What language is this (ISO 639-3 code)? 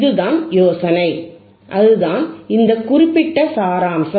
tam